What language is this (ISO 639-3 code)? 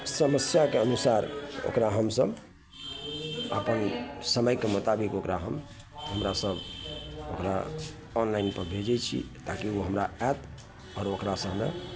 mai